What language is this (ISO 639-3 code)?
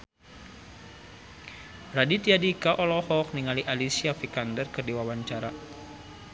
sun